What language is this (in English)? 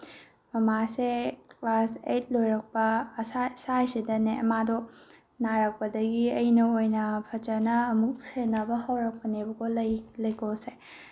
Manipuri